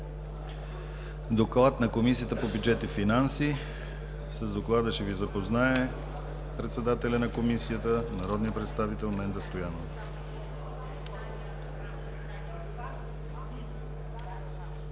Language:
Bulgarian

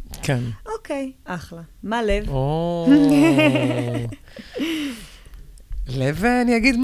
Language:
Hebrew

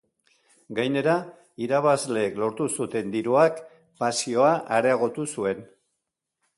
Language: Basque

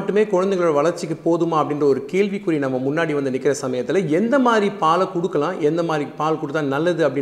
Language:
Tamil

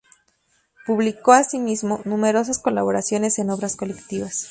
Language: Spanish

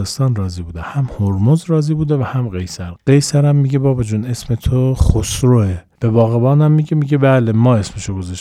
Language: Persian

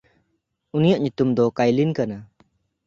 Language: Santali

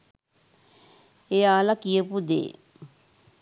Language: Sinhala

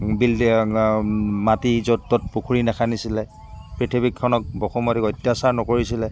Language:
Assamese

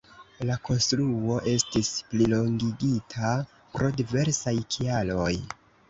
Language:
Esperanto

